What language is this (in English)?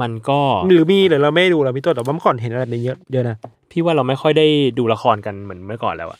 Thai